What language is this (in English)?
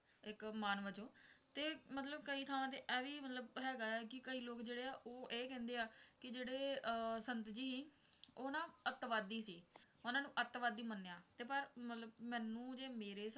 Punjabi